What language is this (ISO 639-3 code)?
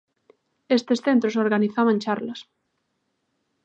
glg